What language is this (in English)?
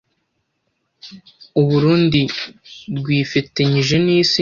Kinyarwanda